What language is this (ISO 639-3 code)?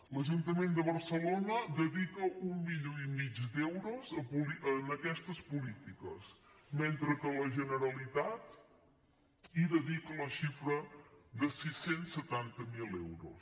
cat